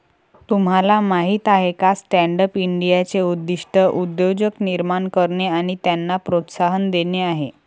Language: Marathi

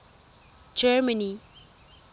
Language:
Tswana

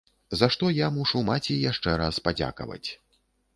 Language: Belarusian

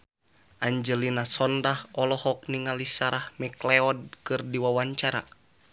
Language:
Sundanese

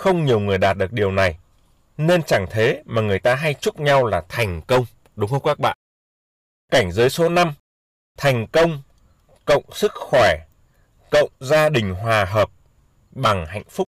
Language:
Vietnamese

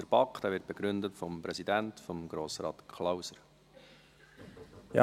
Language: Swiss German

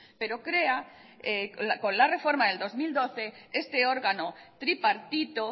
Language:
Spanish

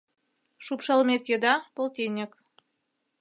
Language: Mari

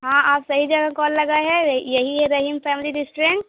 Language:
Urdu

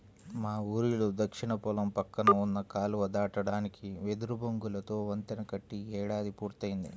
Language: Telugu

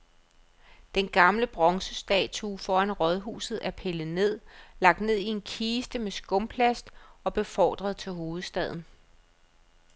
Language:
Danish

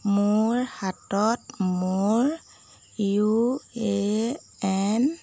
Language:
Assamese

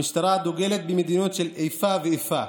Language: Hebrew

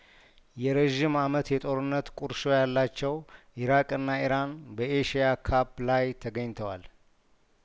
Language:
Amharic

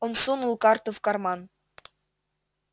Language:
Russian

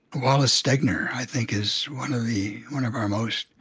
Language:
English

